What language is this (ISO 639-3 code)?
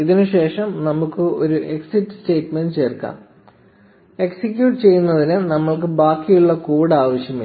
mal